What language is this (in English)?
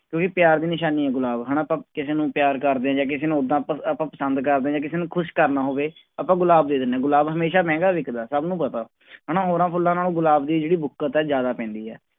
Punjabi